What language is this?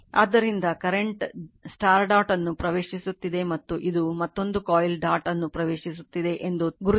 Kannada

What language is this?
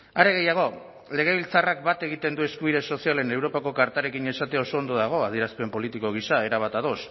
Basque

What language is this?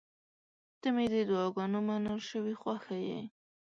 Pashto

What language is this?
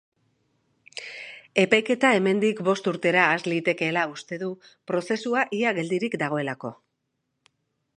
Basque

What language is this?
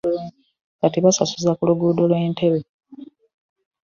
Ganda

